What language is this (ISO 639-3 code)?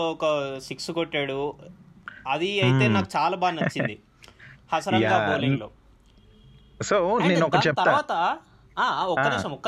tel